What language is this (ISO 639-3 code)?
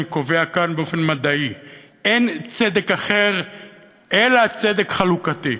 heb